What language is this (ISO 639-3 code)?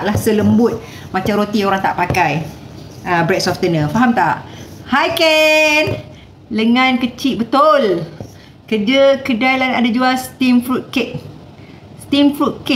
msa